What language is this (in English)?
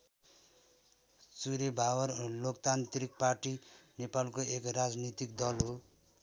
Nepali